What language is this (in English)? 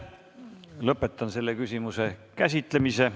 Estonian